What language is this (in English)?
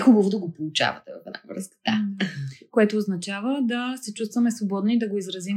Bulgarian